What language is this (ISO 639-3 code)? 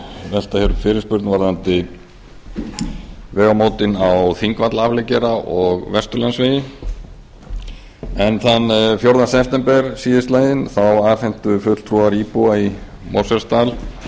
isl